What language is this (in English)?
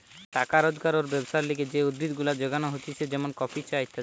Bangla